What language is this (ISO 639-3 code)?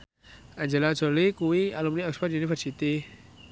jav